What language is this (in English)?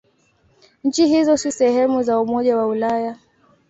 Swahili